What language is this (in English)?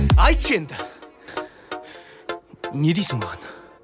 Kazakh